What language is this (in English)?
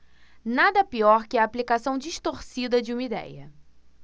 Portuguese